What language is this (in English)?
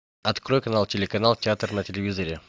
Russian